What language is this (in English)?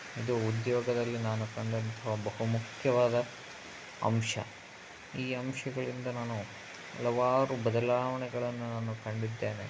Kannada